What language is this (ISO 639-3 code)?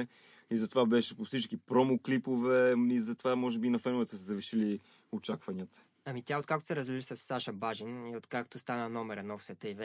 bul